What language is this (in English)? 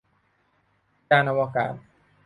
Thai